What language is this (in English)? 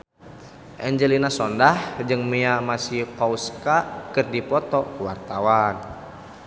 Sundanese